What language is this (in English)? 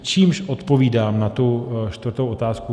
Czech